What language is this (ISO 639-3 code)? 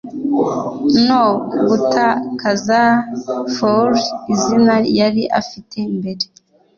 kin